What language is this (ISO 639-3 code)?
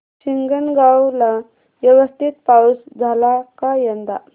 mar